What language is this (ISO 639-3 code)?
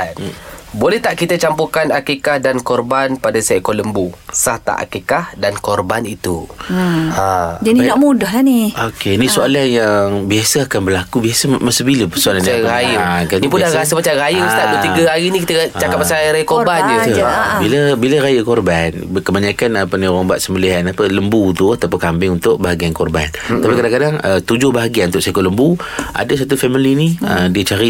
msa